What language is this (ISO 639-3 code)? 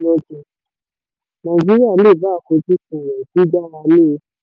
yor